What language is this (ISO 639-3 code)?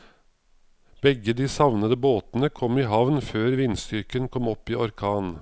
nor